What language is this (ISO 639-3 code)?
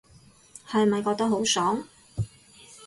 yue